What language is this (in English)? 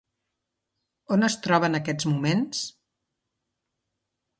Catalan